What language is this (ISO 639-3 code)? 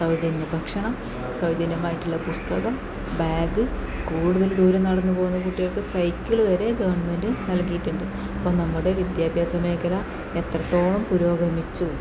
mal